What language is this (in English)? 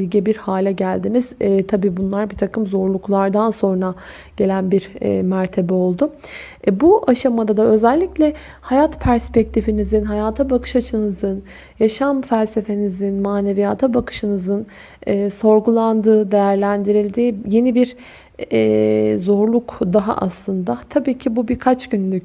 Turkish